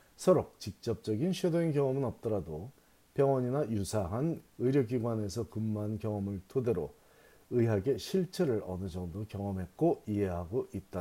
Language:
Korean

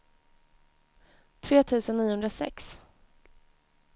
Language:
Swedish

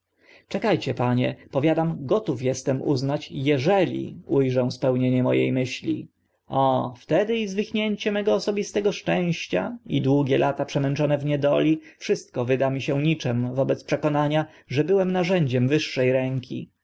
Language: Polish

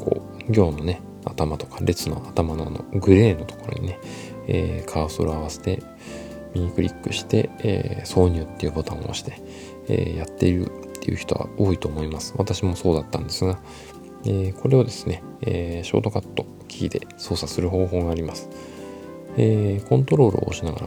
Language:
Japanese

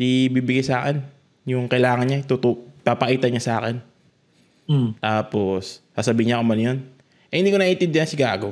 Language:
Filipino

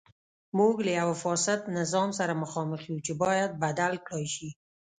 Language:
Pashto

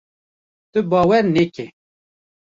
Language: Kurdish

